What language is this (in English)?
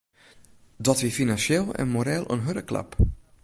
Western Frisian